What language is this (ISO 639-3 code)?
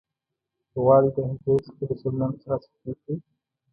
pus